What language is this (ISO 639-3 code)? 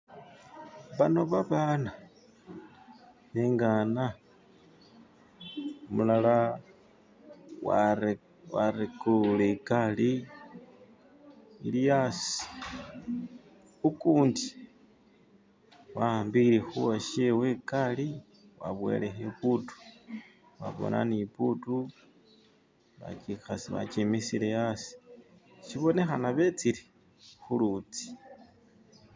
myx